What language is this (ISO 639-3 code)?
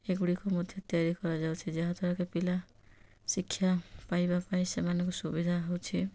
ori